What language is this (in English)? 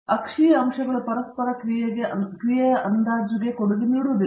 Kannada